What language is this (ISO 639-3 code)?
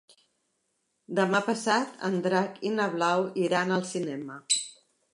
cat